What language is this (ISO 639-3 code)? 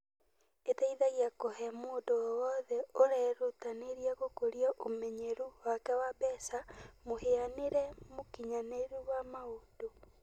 kik